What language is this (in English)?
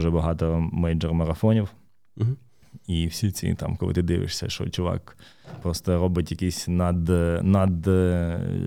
Ukrainian